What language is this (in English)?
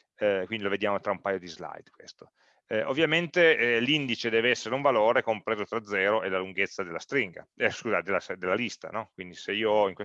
Italian